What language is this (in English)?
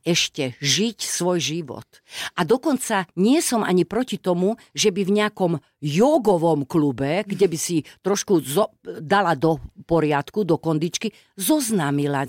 Slovak